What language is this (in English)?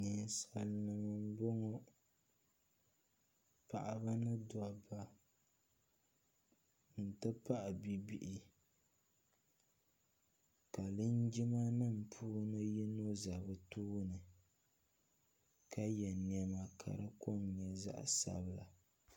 Dagbani